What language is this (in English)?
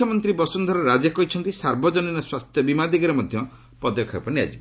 Odia